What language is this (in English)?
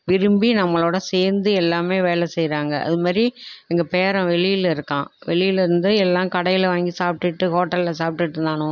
Tamil